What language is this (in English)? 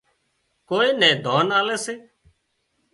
Wadiyara Koli